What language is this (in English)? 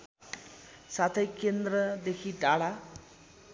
Nepali